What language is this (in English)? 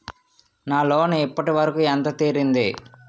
Telugu